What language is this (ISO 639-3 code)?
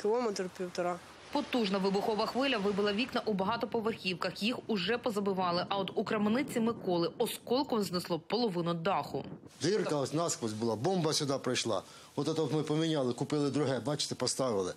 ukr